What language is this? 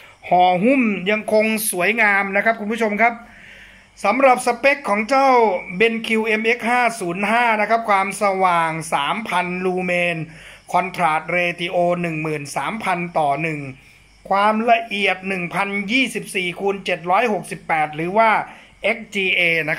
Thai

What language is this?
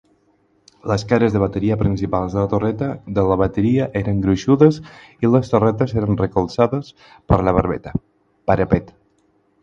Catalan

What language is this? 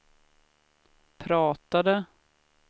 Swedish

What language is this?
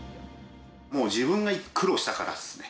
Japanese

